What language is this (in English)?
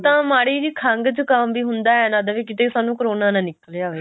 Punjabi